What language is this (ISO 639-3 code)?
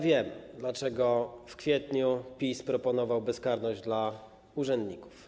pol